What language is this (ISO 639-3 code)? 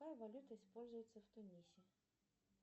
rus